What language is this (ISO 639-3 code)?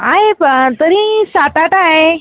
mar